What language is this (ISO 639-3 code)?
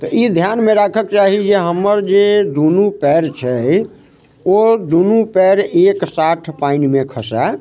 mai